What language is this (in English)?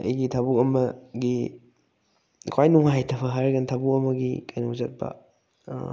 Manipuri